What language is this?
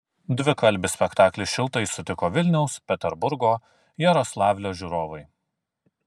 Lithuanian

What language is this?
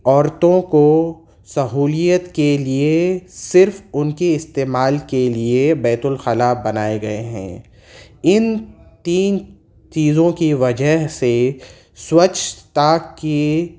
Urdu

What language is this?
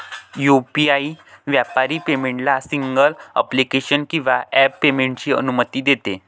Marathi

